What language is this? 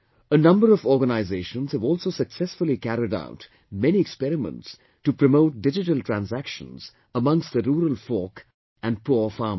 English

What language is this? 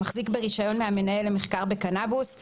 Hebrew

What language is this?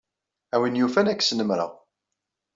Kabyle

